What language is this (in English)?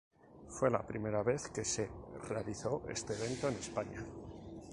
Spanish